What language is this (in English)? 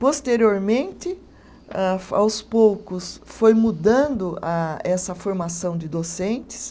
Portuguese